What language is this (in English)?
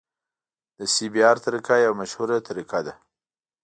Pashto